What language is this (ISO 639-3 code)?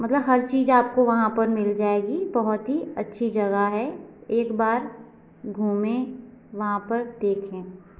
hin